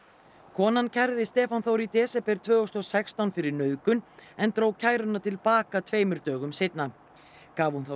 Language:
Icelandic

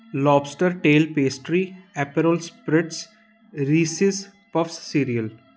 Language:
Punjabi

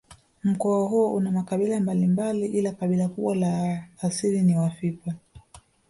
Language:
Swahili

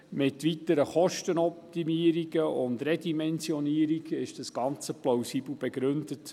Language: Swiss German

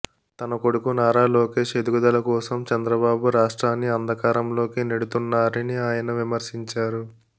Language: Telugu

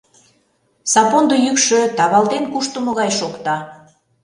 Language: Mari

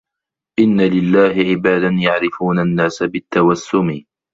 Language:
Arabic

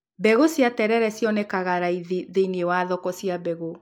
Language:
Kikuyu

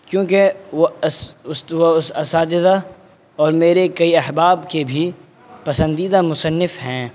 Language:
Urdu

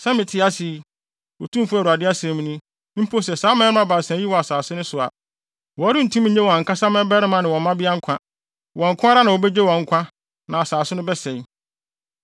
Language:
Akan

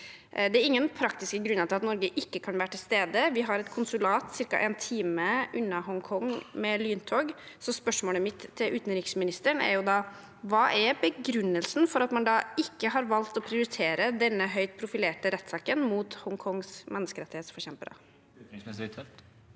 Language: Norwegian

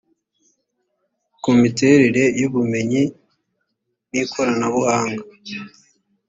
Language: Kinyarwanda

